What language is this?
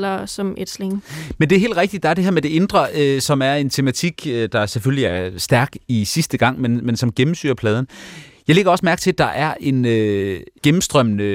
Danish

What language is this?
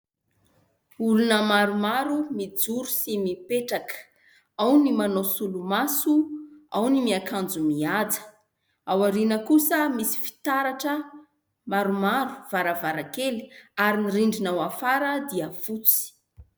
Malagasy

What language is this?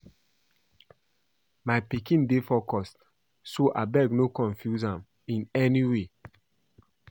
Nigerian Pidgin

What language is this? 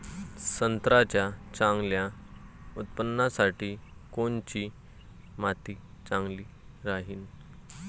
Marathi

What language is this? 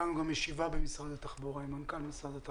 Hebrew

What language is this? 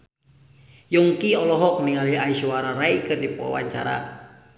Sundanese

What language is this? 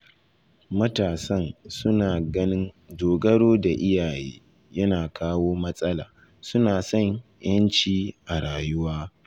Hausa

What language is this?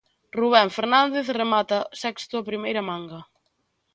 Galician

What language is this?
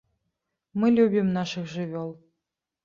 Belarusian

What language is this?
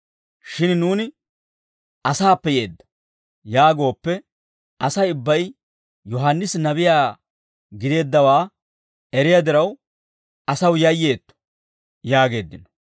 Dawro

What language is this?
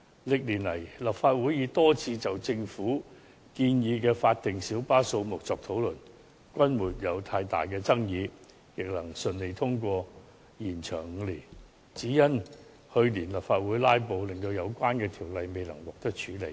Cantonese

